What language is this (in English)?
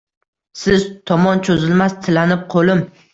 Uzbek